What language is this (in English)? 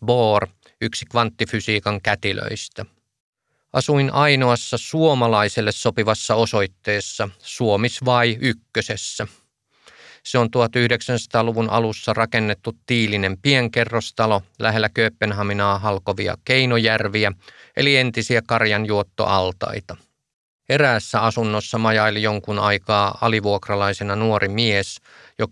Finnish